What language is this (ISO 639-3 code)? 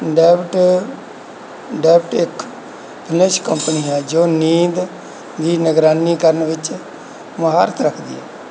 pan